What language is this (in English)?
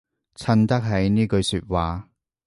Cantonese